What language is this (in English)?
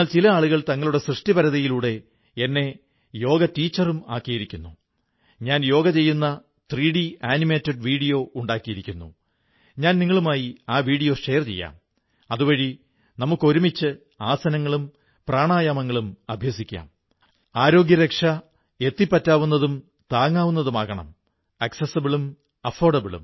Malayalam